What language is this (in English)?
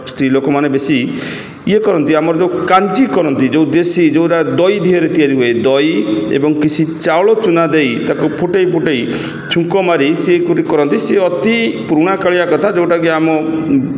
Odia